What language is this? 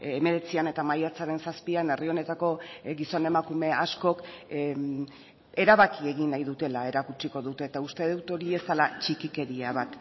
Basque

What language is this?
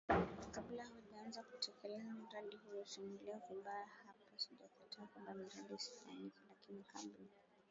Swahili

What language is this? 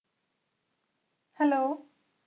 Punjabi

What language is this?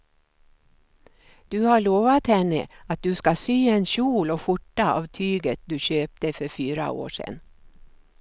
Swedish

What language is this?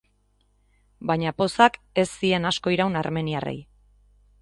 Basque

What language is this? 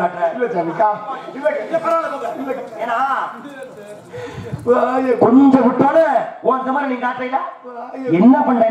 Arabic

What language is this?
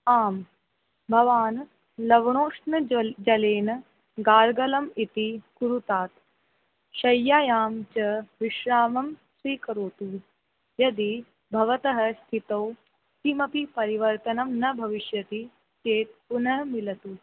Sanskrit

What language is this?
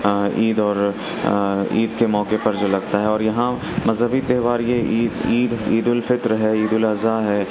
Urdu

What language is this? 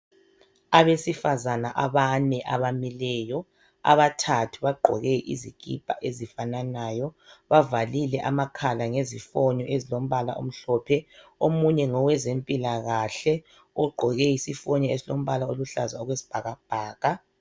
North Ndebele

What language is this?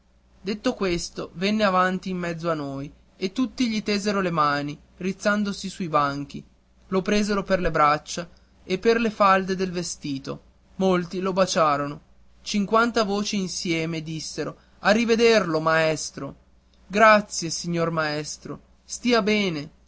Italian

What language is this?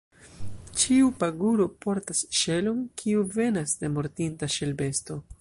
Esperanto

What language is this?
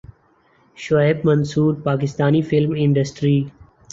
Urdu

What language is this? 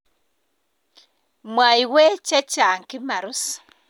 Kalenjin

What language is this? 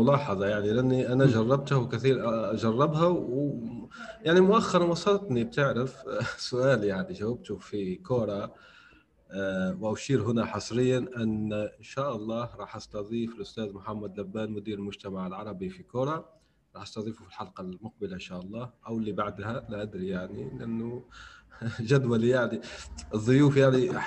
Arabic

